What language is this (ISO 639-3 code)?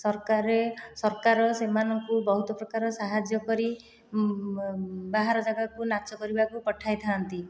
ori